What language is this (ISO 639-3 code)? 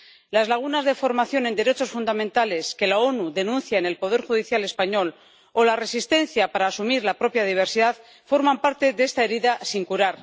spa